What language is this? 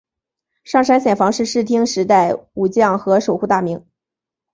Chinese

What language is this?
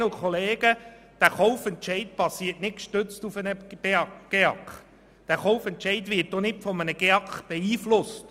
Swiss German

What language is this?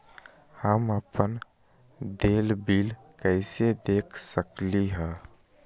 Magahi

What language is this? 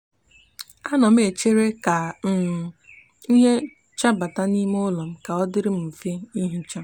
Igbo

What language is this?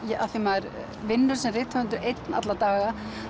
Icelandic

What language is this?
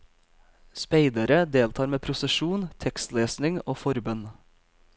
Norwegian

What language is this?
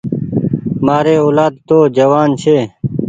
Goaria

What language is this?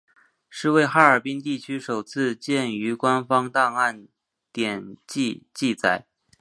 Chinese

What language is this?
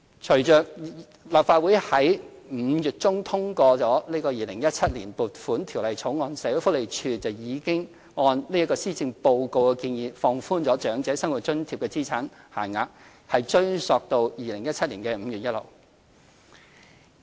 Cantonese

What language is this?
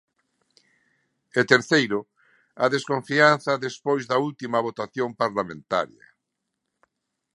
Galician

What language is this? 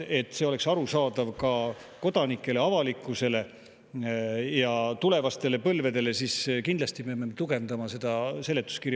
Estonian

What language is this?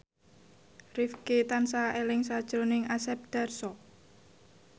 Javanese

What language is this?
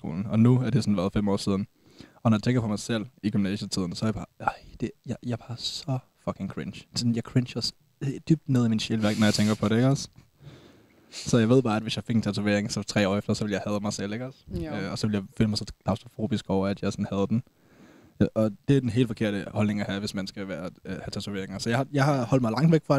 Danish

